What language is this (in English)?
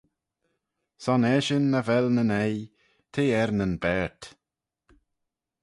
Manx